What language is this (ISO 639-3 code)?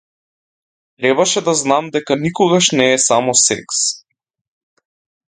mkd